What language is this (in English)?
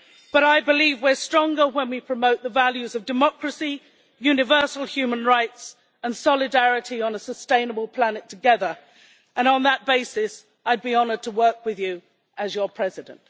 English